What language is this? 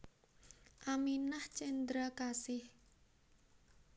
Javanese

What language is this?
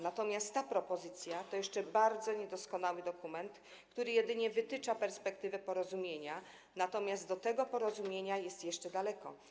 Polish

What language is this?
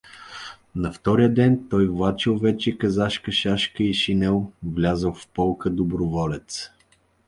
Bulgarian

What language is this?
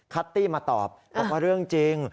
Thai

